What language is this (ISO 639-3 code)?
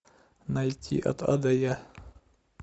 rus